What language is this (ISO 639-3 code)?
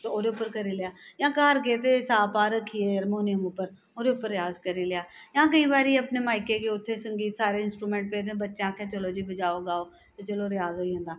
doi